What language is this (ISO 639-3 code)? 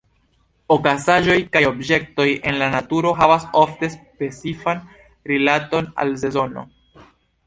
epo